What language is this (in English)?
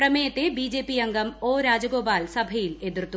Malayalam